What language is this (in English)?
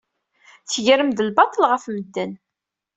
Kabyle